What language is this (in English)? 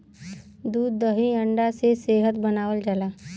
Bhojpuri